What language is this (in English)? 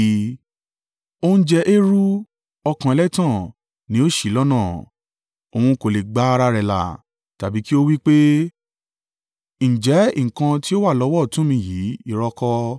Yoruba